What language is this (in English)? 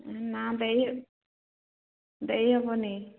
Odia